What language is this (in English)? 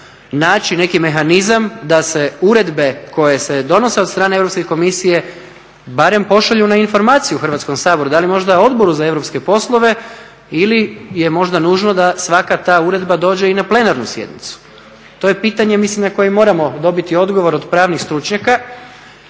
Croatian